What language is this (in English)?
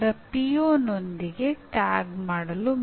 Kannada